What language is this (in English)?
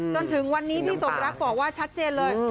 Thai